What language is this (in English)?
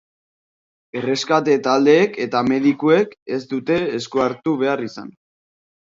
Basque